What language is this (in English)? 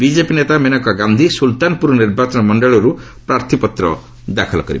Odia